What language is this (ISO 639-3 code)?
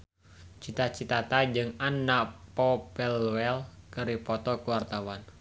sun